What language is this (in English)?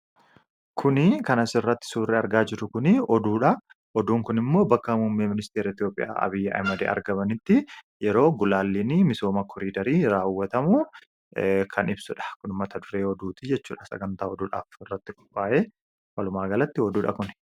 Oromo